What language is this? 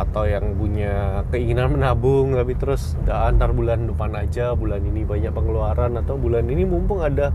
Indonesian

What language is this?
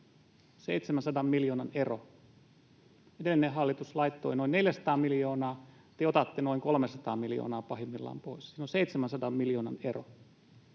Finnish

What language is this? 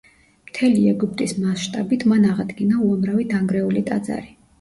Georgian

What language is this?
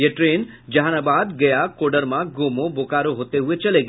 Hindi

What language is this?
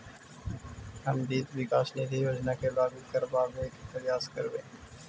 Magahi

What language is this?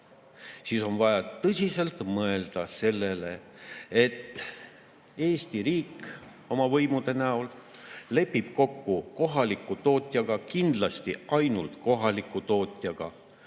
Estonian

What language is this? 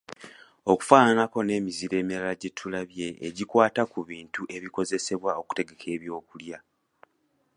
Ganda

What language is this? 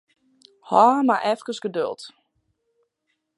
Western Frisian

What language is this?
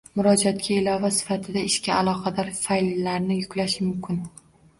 Uzbek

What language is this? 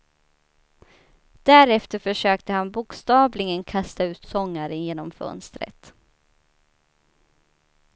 Swedish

